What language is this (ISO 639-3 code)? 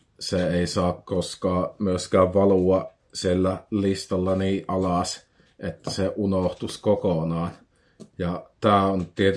fin